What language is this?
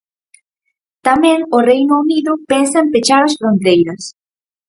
Galician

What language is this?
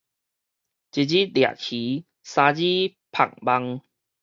Min Nan Chinese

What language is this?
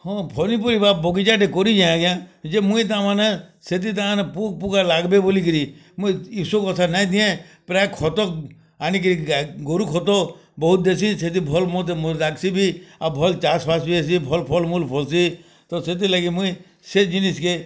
Odia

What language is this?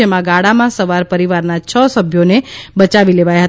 Gujarati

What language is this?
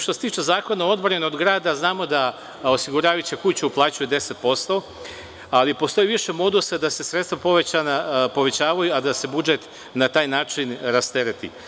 Serbian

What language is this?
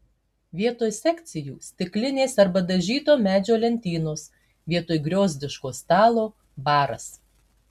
Lithuanian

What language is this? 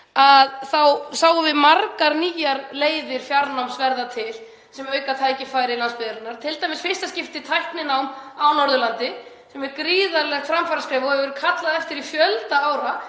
Icelandic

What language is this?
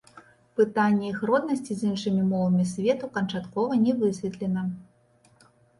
Belarusian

